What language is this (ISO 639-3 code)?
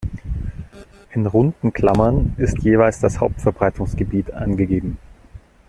deu